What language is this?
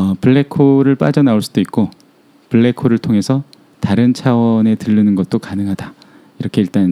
Korean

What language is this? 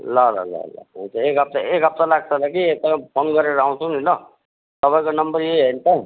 Nepali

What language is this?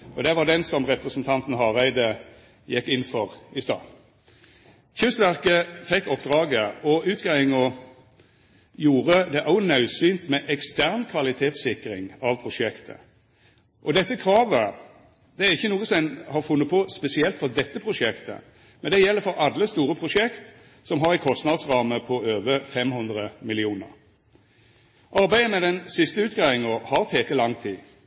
Norwegian Nynorsk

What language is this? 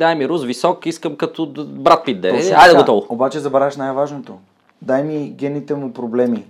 Bulgarian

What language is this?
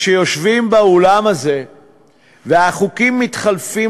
Hebrew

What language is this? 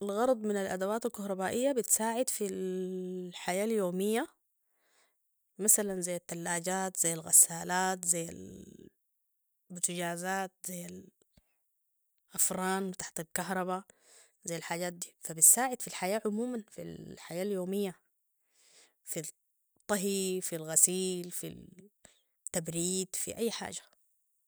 Sudanese Arabic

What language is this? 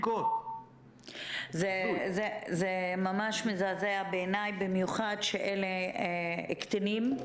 Hebrew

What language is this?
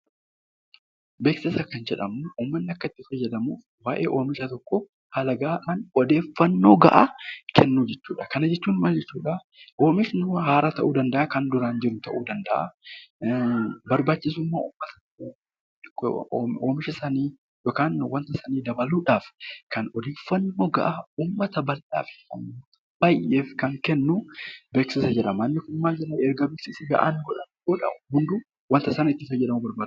Oromo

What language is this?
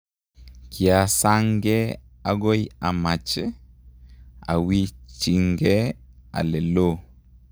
Kalenjin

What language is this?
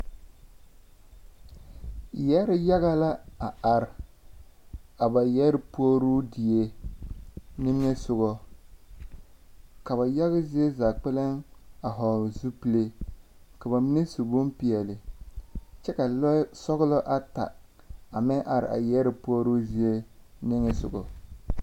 Southern Dagaare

